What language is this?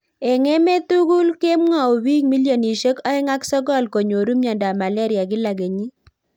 Kalenjin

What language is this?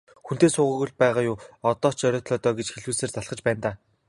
Mongolian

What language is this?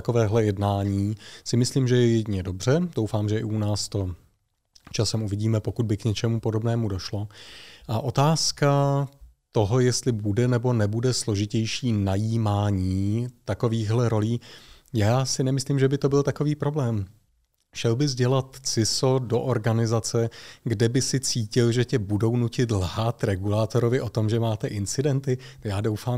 Czech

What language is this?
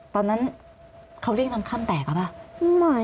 Thai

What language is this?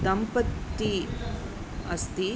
Sanskrit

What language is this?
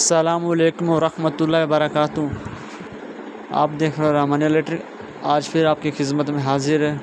Arabic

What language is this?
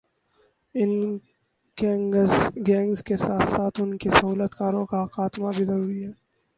Urdu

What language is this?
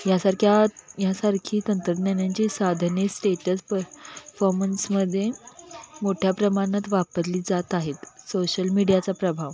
Marathi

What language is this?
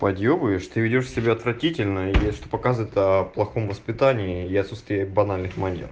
Russian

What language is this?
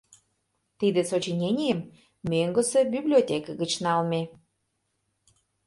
Mari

